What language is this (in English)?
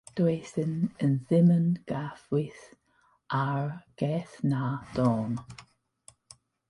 Welsh